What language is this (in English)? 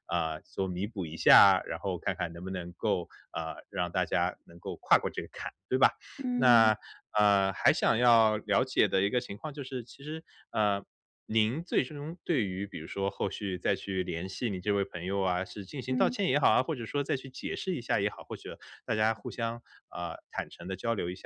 Chinese